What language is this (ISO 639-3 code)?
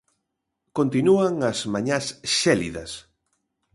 glg